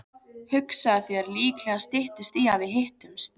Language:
Icelandic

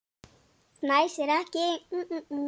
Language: Icelandic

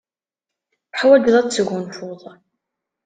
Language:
Kabyle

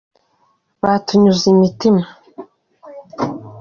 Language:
Kinyarwanda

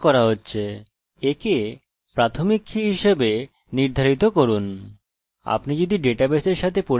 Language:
Bangla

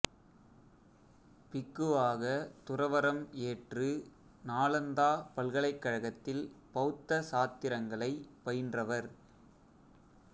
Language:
Tamil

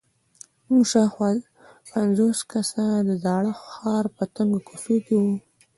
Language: Pashto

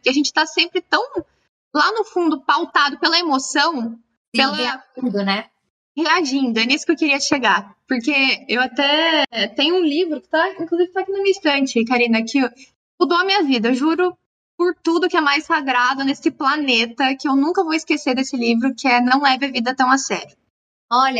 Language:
Portuguese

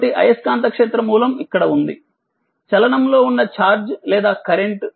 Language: Telugu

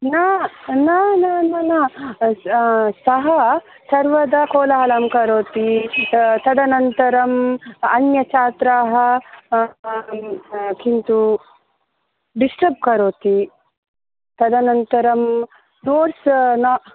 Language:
Sanskrit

